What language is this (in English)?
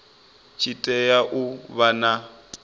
Venda